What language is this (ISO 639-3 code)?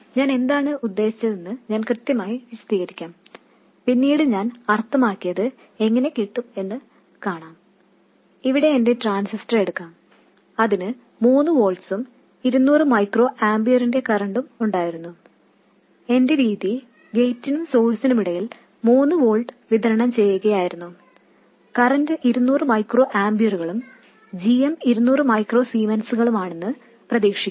mal